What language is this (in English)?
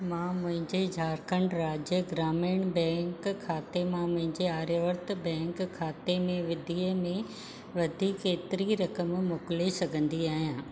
Sindhi